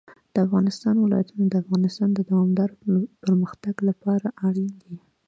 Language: Pashto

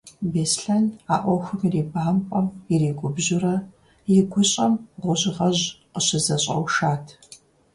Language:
Kabardian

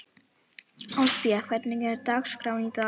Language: Icelandic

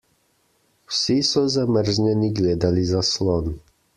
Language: Slovenian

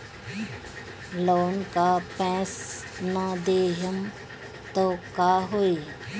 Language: Bhojpuri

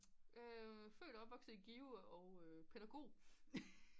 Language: Danish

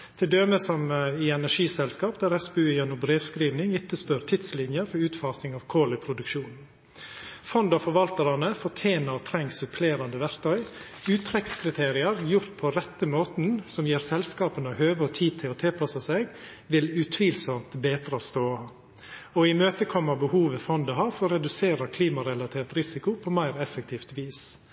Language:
Norwegian Nynorsk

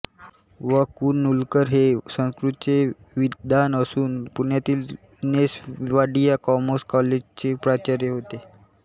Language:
Marathi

